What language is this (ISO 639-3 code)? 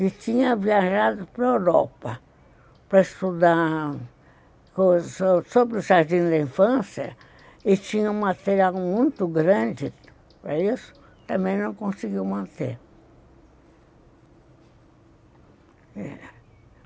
por